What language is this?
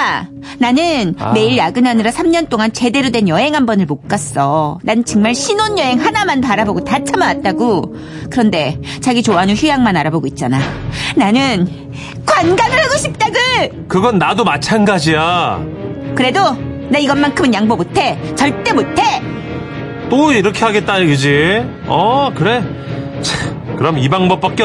Korean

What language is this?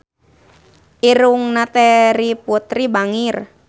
Sundanese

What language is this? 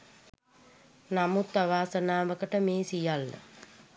Sinhala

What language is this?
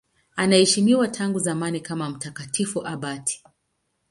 Swahili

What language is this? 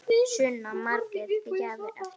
Icelandic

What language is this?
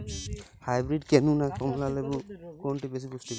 Bangla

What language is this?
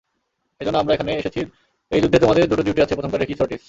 Bangla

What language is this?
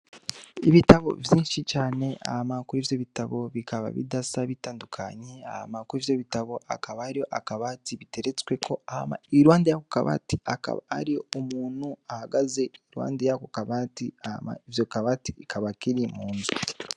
Rundi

